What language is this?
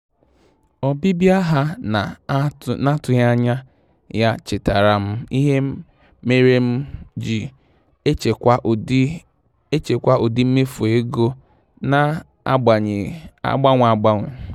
Igbo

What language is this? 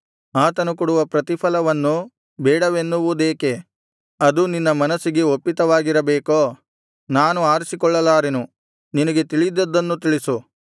Kannada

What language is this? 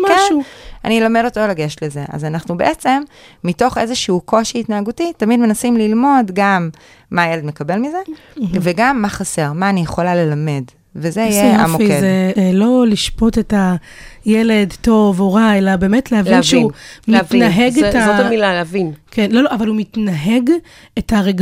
Hebrew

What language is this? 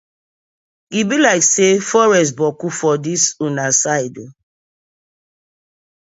Nigerian Pidgin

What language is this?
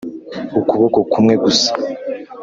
Kinyarwanda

